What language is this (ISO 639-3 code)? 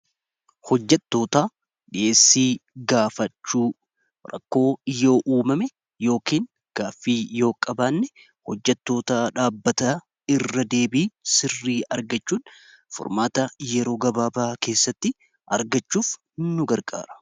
orm